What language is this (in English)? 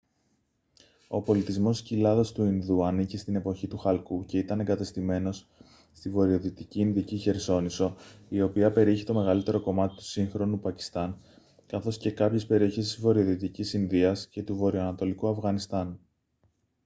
Greek